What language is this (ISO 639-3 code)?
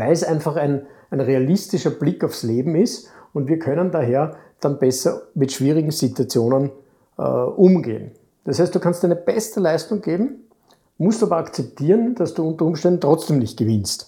deu